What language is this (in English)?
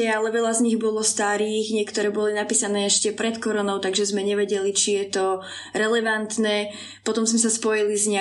Slovak